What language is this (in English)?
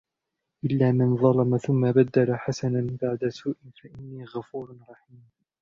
Arabic